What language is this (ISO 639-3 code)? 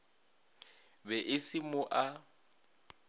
nso